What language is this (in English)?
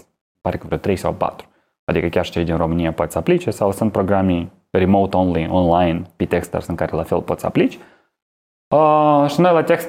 Romanian